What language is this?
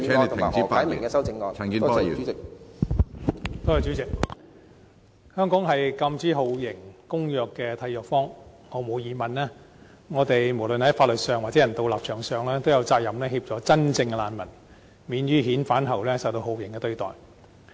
Cantonese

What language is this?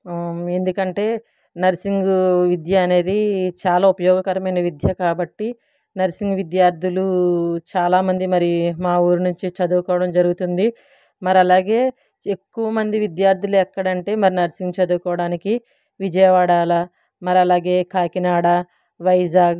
Telugu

